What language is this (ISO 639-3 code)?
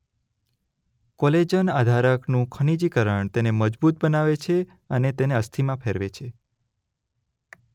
guj